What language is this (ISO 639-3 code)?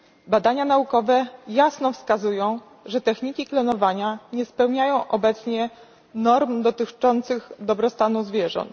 pol